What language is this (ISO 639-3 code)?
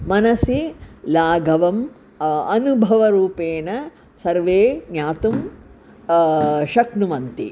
san